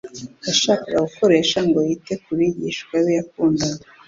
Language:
Kinyarwanda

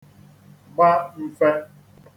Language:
Igbo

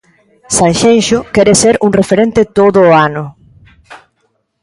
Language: Galician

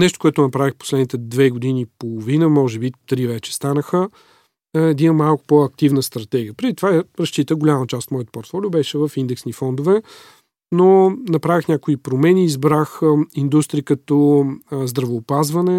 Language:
Bulgarian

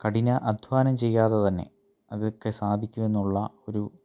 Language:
Malayalam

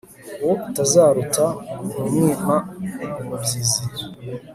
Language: Kinyarwanda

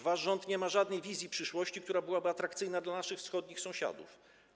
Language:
Polish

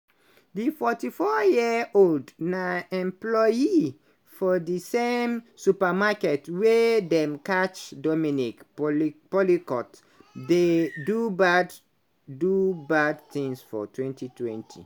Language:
Nigerian Pidgin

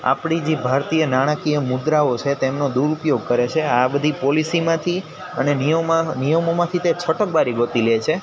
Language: Gujarati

